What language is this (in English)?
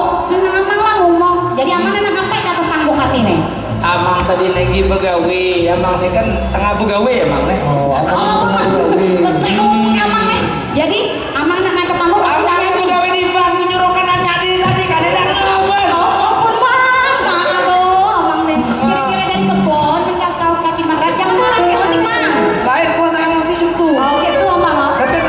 Indonesian